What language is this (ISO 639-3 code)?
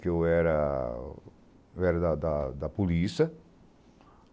por